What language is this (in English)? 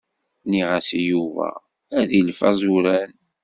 Kabyle